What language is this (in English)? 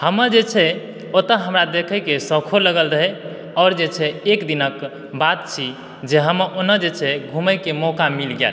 Maithili